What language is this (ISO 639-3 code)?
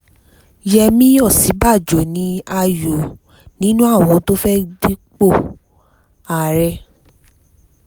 yor